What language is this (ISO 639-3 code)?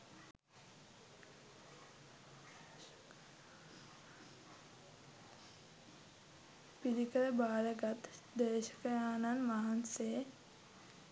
sin